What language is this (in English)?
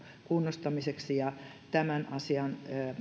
Finnish